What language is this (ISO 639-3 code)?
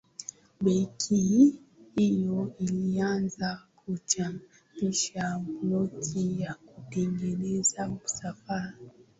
swa